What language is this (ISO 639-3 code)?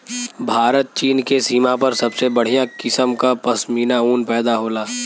bho